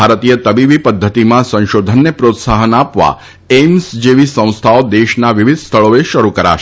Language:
Gujarati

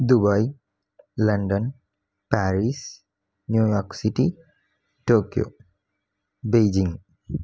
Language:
Tamil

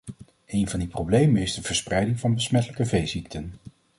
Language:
Dutch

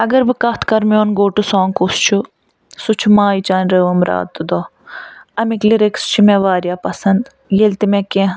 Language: Kashmiri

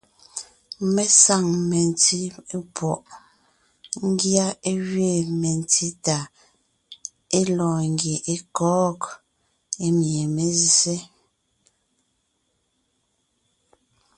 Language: Ngiemboon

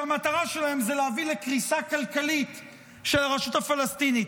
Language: Hebrew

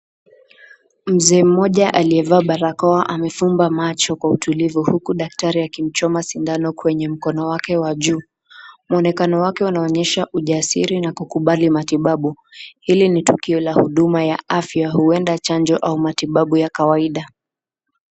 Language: Swahili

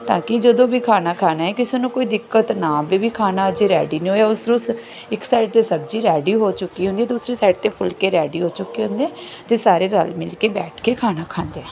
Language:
Punjabi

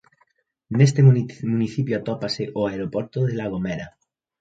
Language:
Galician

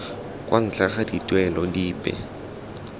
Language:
Tswana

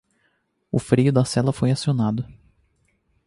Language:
Portuguese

